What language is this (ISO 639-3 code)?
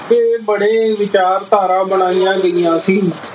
pan